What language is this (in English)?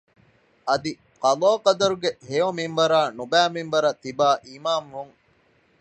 Divehi